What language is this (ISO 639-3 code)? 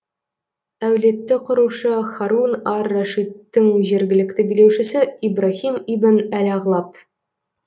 kaz